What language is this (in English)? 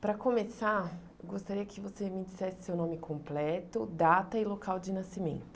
Portuguese